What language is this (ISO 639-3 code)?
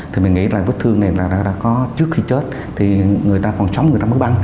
vie